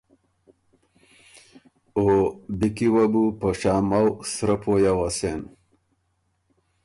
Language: Ormuri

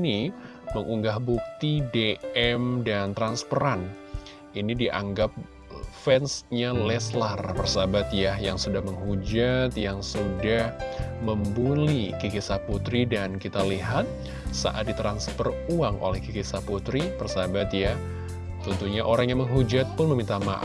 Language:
Indonesian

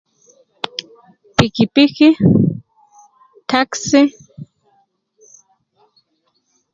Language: Nubi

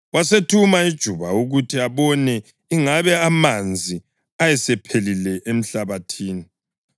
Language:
North Ndebele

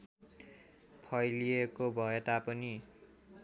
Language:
Nepali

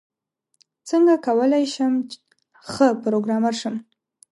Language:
Pashto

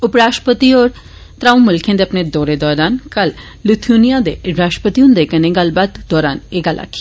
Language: Dogri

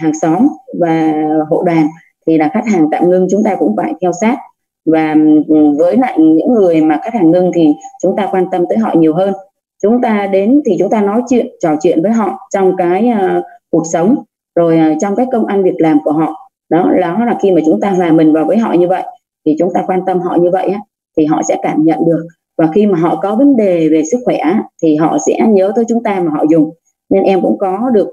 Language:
Vietnamese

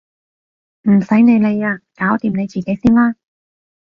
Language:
Cantonese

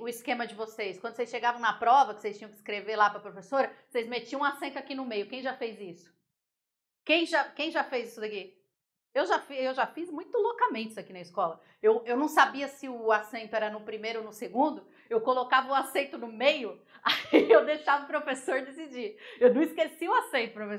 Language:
Portuguese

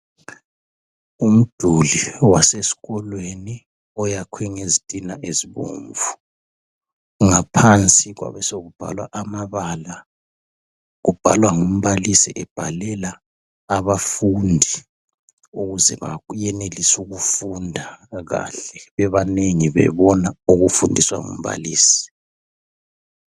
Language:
North Ndebele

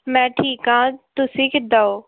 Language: Punjabi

